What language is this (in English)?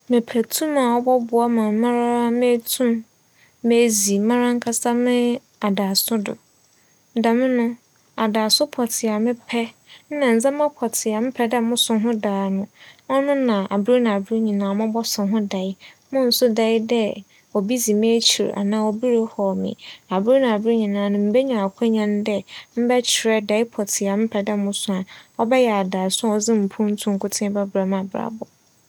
Akan